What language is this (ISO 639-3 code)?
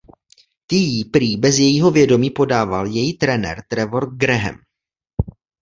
ces